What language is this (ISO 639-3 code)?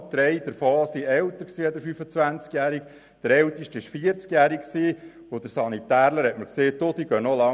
gsw